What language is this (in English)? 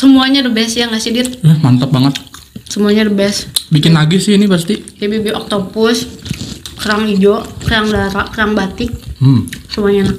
Indonesian